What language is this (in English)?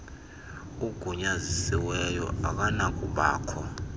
Xhosa